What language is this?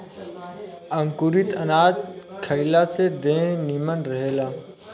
Bhojpuri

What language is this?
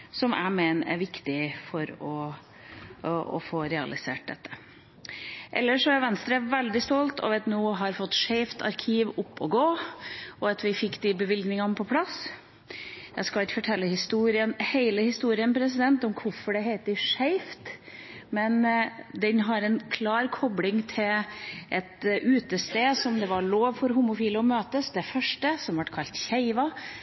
Norwegian Bokmål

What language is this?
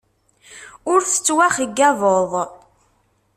Kabyle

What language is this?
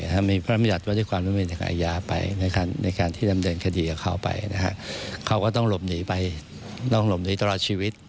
Thai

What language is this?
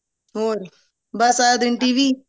Punjabi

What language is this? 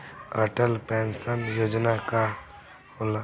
Bhojpuri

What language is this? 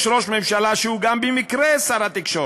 Hebrew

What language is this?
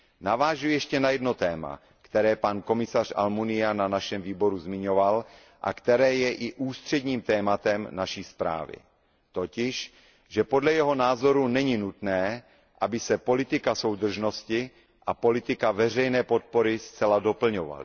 Czech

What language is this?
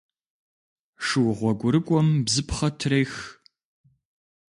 Kabardian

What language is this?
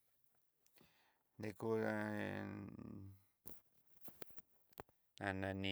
Southeastern Nochixtlán Mixtec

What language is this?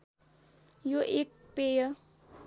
Nepali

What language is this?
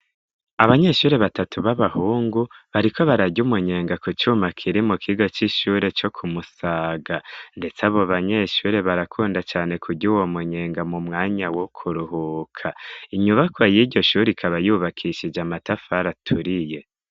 Rundi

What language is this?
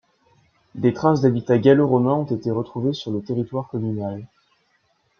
French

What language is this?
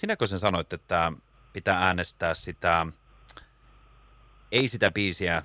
Finnish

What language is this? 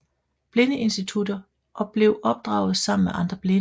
Danish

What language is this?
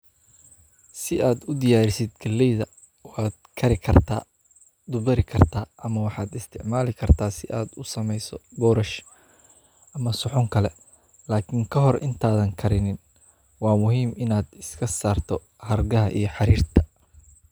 Somali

